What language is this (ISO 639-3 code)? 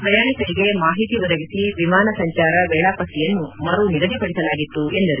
kan